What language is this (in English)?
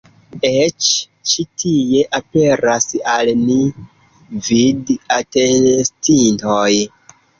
Esperanto